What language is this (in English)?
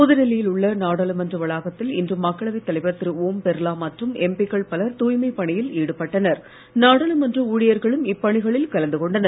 Tamil